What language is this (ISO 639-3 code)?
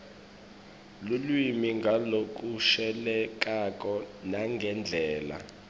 ssw